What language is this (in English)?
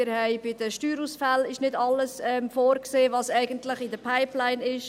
Swiss German